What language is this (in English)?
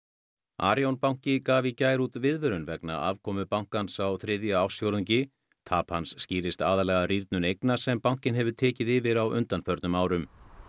Icelandic